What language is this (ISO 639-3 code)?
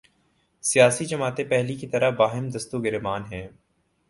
urd